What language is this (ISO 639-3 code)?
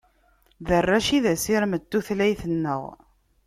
kab